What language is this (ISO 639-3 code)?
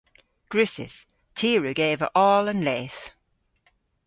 cor